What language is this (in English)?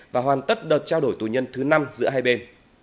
Vietnamese